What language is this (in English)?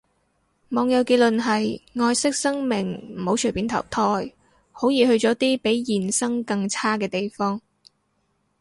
Cantonese